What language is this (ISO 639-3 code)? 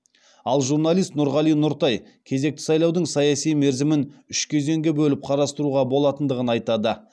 kaz